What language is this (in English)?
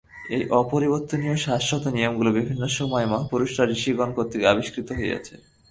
Bangla